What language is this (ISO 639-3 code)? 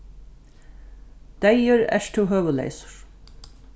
fao